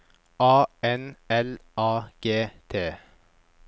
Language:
Norwegian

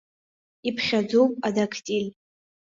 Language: Abkhazian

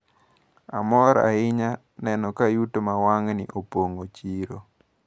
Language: Luo (Kenya and Tanzania)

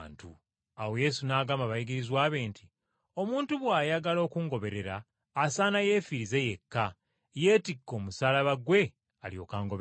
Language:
Ganda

